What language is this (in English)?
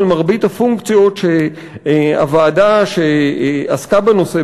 Hebrew